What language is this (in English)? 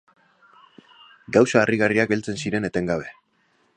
Basque